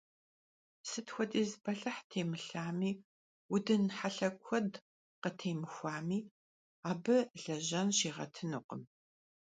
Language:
Kabardian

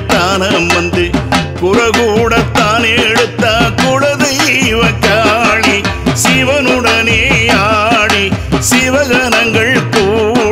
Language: Arabic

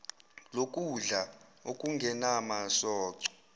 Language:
Zulu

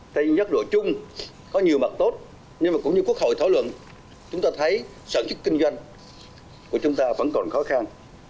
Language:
Vietnamese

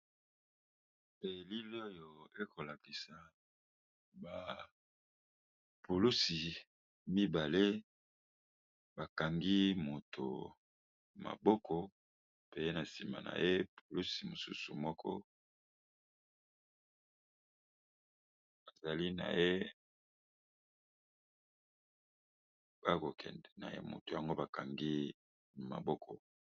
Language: Lingala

